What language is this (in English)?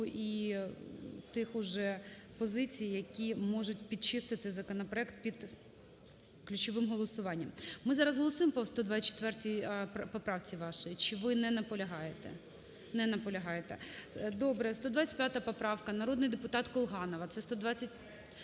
Ukrainian